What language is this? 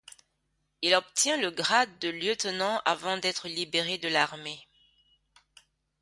French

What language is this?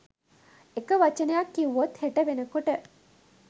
Sinhala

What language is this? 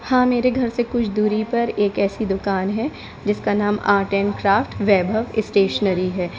Hindi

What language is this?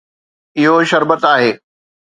Sindhi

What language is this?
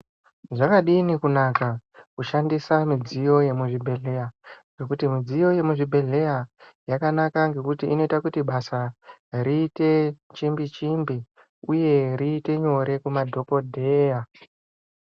Ndau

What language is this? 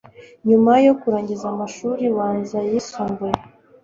Kinyarwanda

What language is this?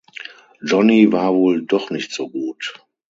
German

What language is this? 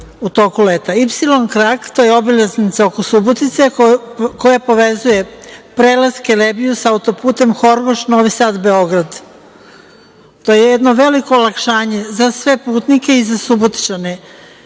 Serbian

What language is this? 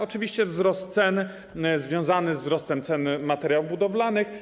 Polish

